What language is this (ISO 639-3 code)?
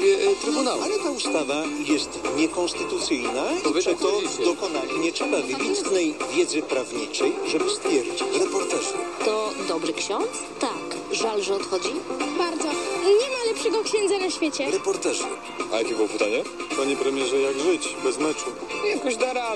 pol